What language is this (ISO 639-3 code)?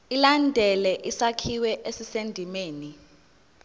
zul